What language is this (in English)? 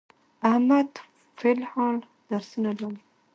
Pashto